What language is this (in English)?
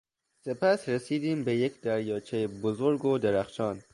Persian